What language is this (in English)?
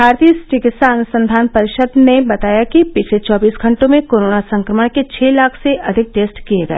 Hindi